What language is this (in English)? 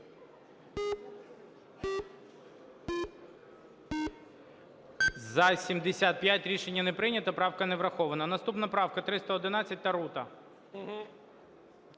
Ukrainian